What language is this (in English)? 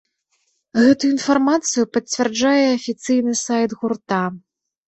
Belarusian